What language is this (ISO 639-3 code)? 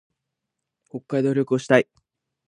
jpn